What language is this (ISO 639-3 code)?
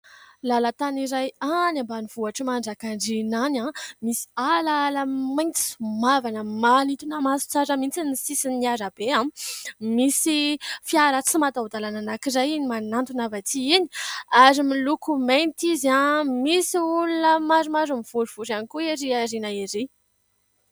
mlg